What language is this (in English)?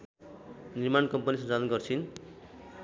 Nepali